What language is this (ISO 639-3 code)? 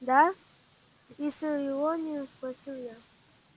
rus